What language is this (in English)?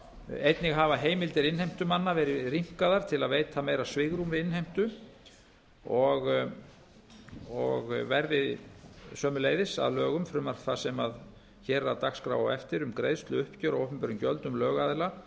Icelandic